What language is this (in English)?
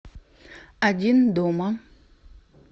Russian